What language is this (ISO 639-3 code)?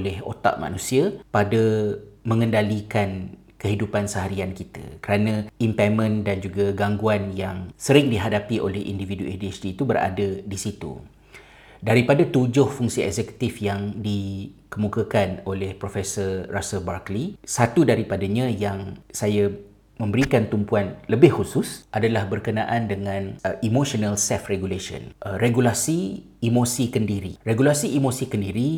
msa